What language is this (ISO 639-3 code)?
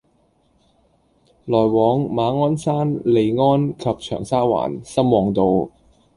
yue